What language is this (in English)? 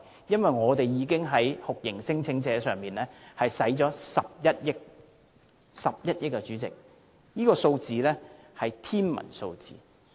Cantonese